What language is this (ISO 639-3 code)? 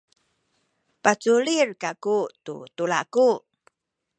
szy